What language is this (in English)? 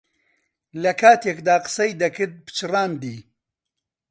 Central Kurdish